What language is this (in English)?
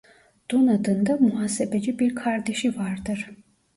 Turkish